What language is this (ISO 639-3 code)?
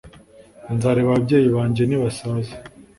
kin